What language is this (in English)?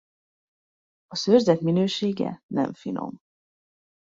Hungarian